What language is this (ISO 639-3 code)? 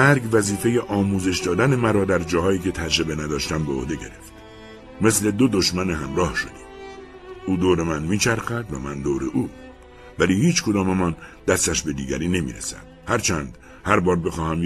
fas